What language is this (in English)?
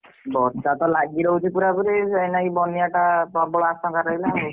Odia